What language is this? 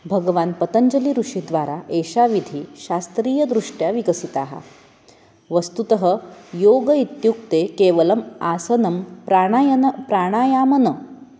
Sanskrit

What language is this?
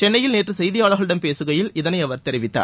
Tamil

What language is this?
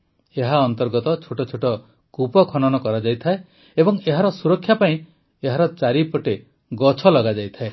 Odia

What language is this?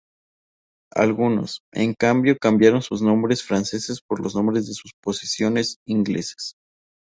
Spanish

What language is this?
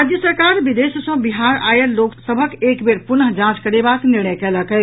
Maithili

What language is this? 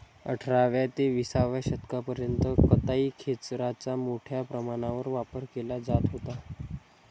Marathi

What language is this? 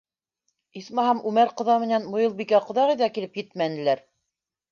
Bashkir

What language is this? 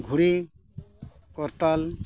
Santali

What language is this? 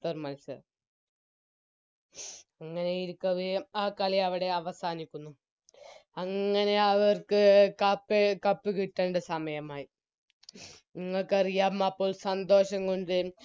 Malayalam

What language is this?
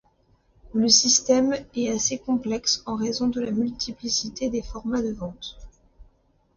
French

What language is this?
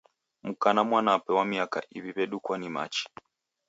Taita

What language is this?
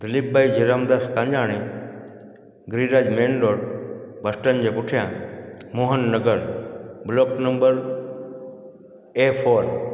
Sindhi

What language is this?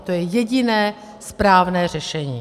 Czech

